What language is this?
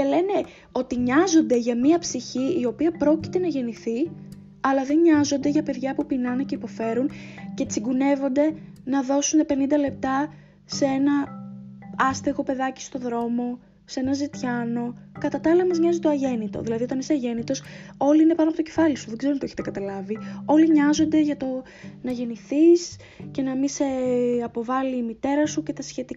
Greek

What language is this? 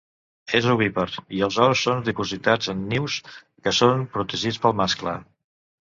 Catalan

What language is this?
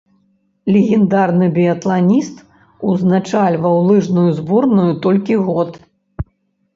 Belarusian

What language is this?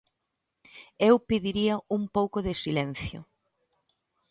Galician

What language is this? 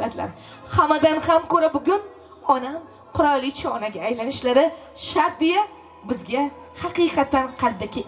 Turkish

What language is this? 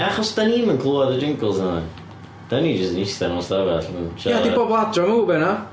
Welsh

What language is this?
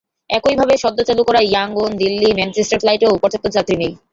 Bangla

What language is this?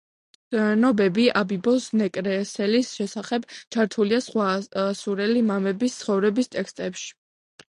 Georgian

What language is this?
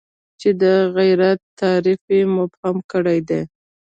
Pashto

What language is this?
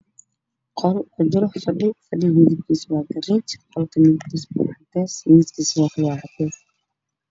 Somali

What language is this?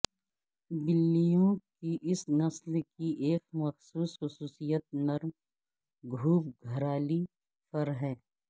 Urdu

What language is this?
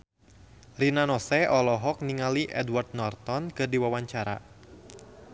Sundanese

